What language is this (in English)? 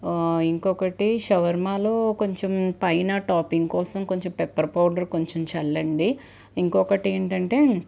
Telugu